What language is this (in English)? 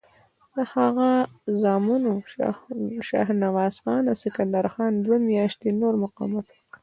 Pashto